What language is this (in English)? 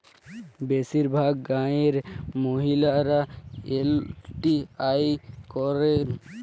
Bangla